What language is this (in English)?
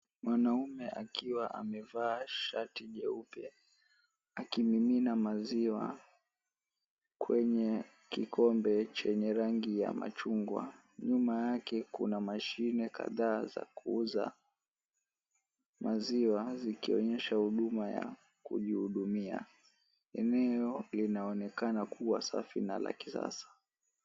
Swahili